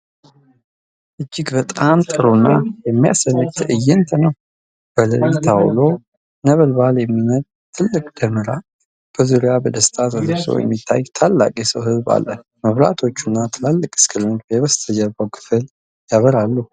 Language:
Amharic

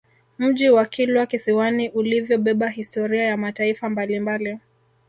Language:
Swahili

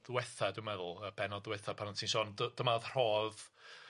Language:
Welsh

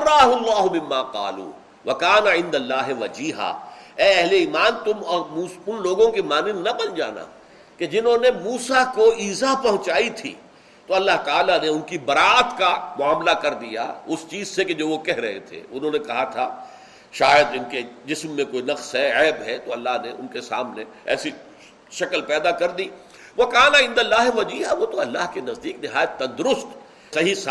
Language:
Urdu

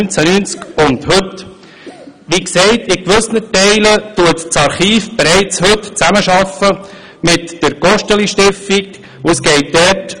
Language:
Swiss German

